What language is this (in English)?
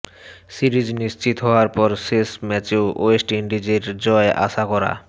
Bangla